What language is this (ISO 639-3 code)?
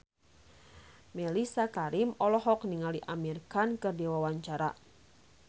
sun